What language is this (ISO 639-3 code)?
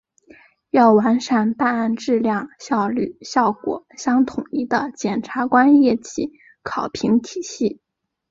zho